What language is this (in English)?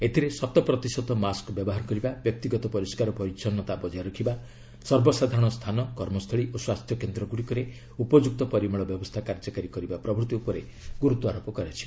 Odia